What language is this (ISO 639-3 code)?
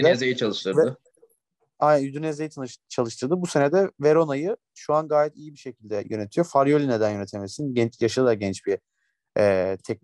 tur